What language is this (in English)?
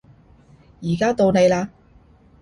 Cantonese